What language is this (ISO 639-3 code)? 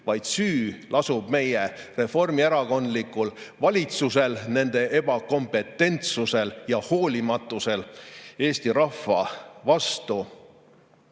est